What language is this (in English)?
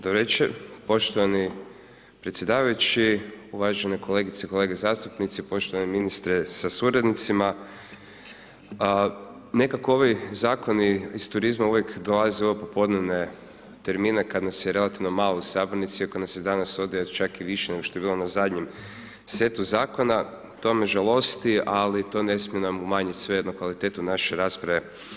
Croatian